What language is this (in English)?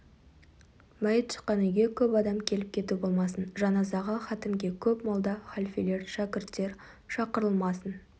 Kazakh